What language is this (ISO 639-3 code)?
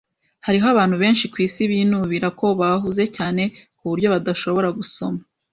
kin